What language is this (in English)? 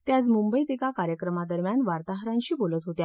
Marathi